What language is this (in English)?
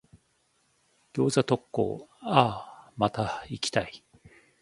Japanese